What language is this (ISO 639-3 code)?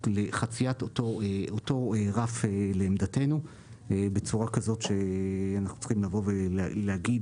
heb